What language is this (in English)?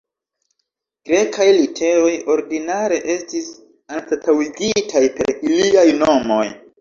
Esperanto